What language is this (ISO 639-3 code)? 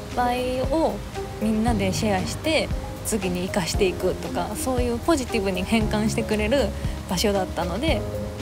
jpn